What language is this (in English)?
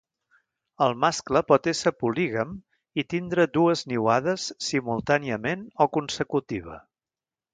Catalan